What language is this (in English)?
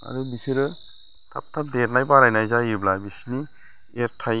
Bodo